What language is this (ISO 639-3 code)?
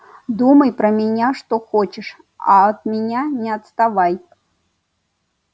rus